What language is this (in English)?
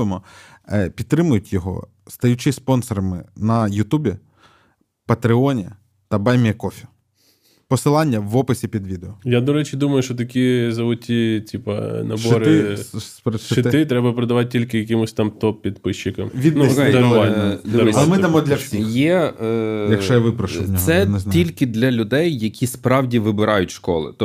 Ukrainian